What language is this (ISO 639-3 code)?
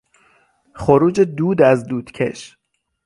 fas